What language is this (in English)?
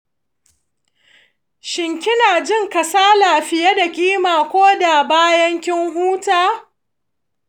Hausa